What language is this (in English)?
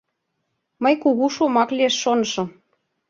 Mari